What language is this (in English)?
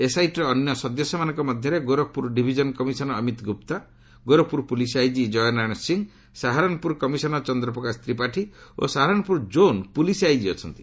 Odia